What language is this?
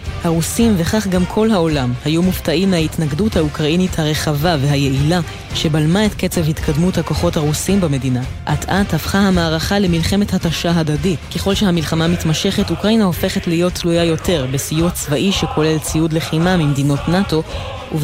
Hebrew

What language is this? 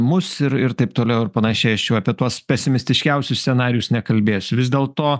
Lithuanian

